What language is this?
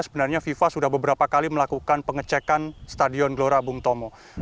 Indonesian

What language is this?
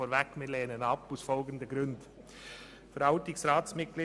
Swiss German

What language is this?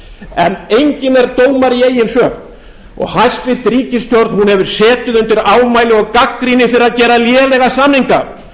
Icelandic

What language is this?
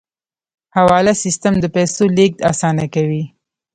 Pashto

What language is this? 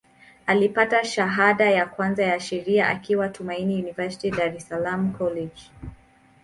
Swahili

